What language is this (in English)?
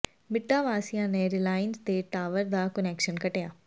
Punjabi